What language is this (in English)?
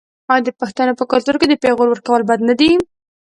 Pashto